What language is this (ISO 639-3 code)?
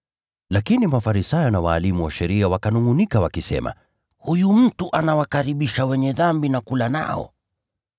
swa